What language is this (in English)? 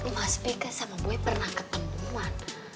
Indonesian